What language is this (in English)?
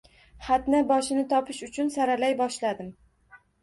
Uzbek